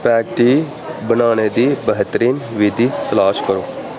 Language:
Dogri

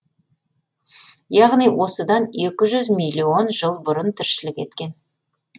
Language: Kazakh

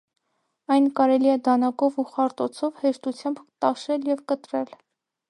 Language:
Armenian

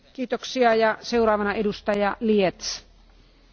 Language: German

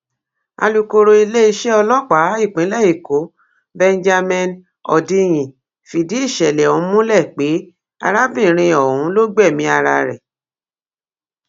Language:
Yoruba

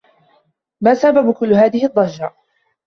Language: Arabic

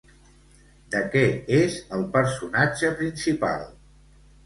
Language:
Catalan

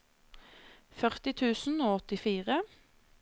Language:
Norwegian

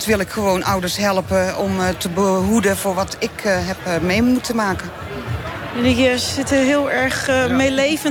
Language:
Dutch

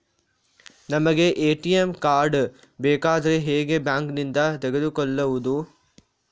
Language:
Kannada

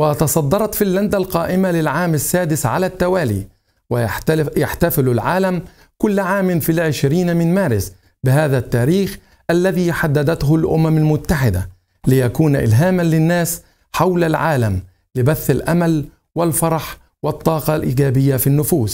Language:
Arabic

